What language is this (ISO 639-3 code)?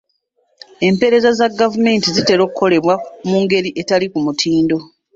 lug